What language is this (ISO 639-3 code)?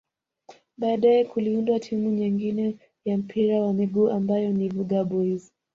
swa